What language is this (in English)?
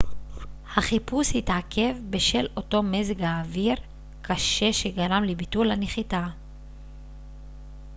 Hebrew